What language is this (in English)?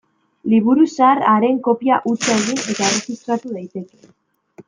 Basque